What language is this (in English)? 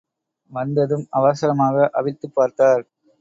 Tamil